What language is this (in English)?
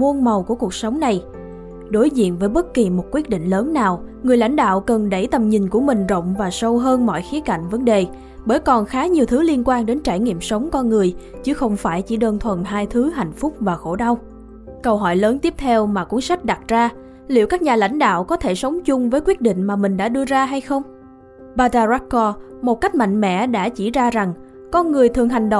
Vietnamese